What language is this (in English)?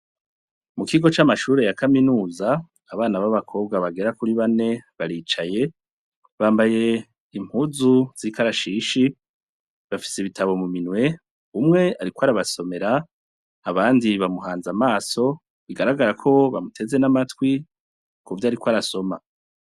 Rundi